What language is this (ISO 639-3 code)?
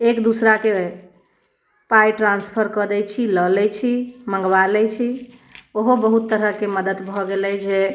mai